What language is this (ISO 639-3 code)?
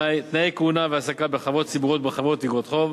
heb